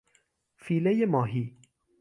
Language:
Persian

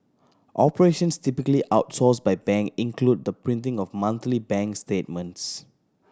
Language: English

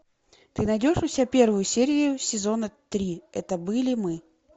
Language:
Russian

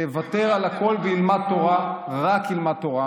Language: Hebrew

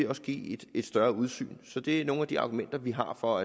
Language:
Danish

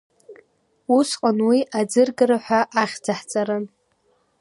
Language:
Abkhazian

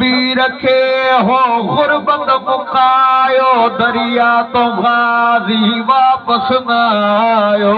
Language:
Arabic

